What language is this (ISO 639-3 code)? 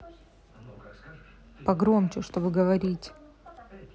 rus